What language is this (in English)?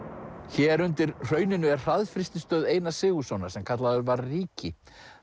Icelandic